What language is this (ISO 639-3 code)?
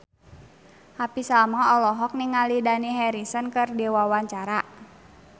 sun